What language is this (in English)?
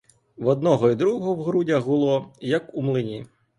Ukrainian